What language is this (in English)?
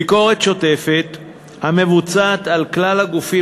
Hebrew